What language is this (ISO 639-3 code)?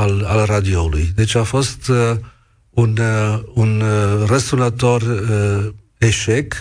ron